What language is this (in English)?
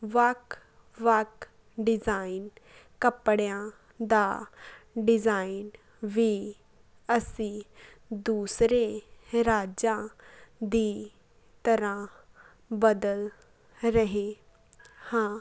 Punjabi